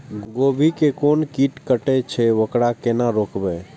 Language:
Maithili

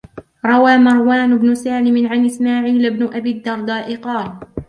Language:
Arabic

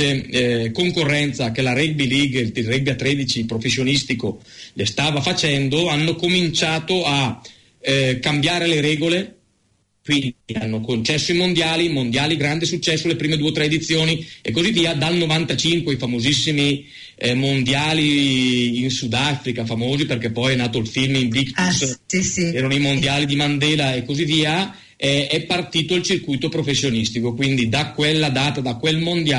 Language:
Italian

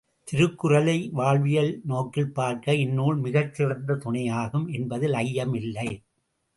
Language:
Tamil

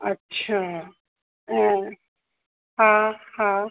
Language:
Sindhi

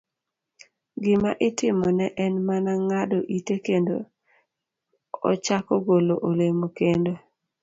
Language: Luo (Kenya and Tanzania)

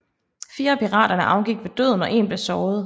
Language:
Danish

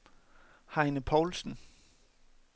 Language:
Danish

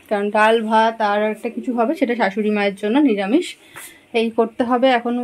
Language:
Bangla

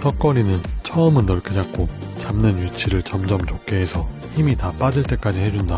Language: Korean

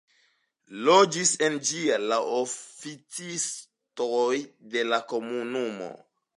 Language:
Esperanto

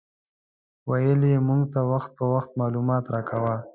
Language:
Pashto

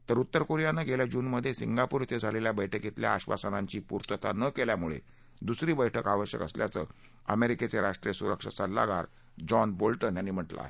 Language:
Marathi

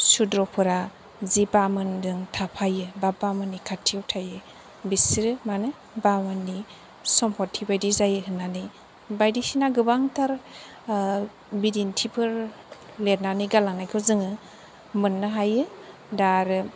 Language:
Bodo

